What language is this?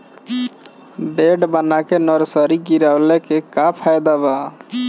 Bhojpuri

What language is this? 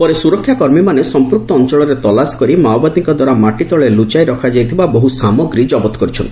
Odia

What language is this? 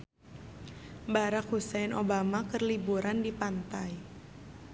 Sundanese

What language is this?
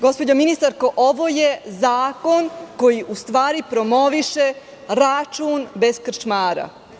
Serbian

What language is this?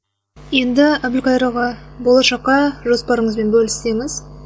Kazakh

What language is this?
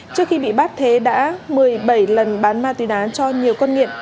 Vietnamese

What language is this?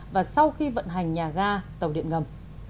Vietnamese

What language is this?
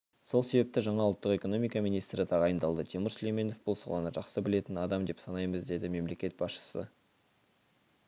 Kazakh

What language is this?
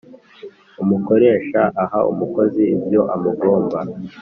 Kinyarwanda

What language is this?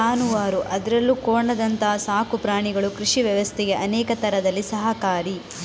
Kannada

